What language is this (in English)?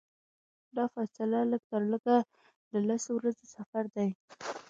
Pashto